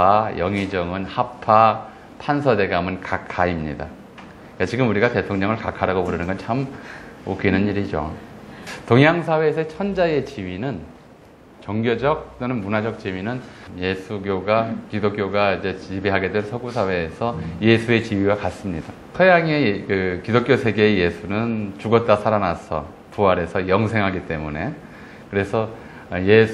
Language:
Korean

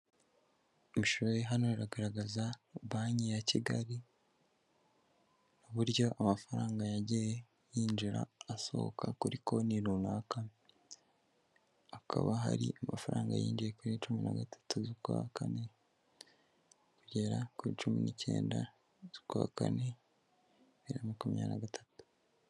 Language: Kinyarwanda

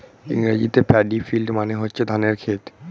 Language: Bangla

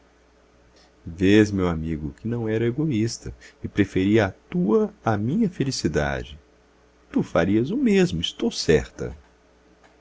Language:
Portuguese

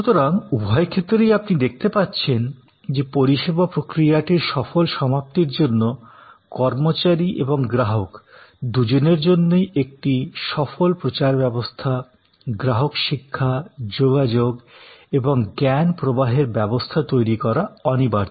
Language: Bangla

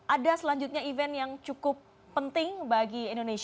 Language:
Indonesian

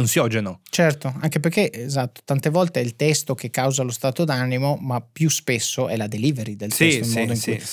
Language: Italian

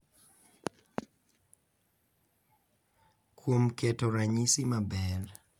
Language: Luo (Kenya and Tanzania)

